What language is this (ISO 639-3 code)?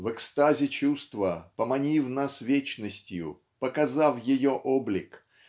rus